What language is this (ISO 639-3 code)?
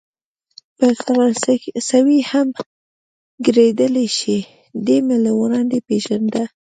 pus